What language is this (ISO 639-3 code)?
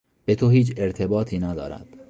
fas